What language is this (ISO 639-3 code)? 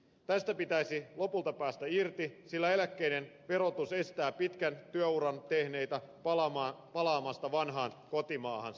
fin